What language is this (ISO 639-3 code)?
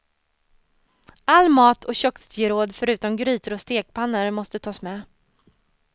swe